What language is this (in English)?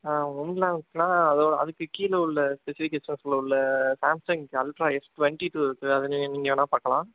Tamil